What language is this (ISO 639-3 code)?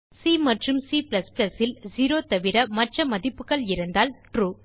tam